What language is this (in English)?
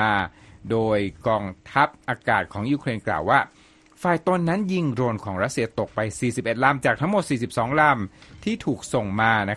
Thai